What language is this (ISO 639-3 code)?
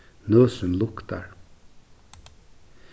fao